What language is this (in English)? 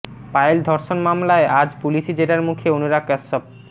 Bangla